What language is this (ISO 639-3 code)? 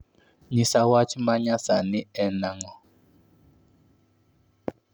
luo